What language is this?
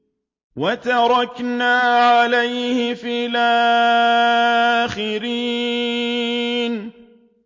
Arabic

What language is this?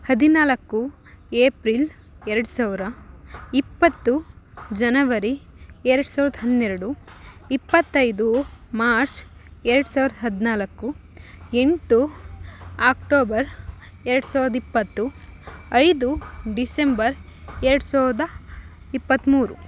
Kannada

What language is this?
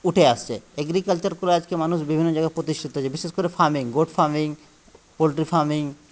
Bangla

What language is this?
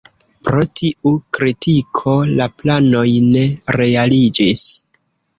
Esperanto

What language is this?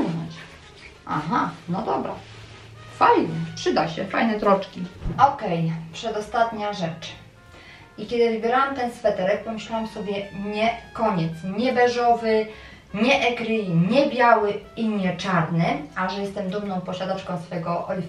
Polish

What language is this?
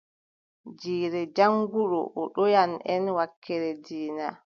Adamawa Fulfulde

